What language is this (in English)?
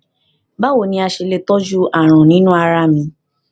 Yoruba